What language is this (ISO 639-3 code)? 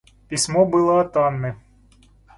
rus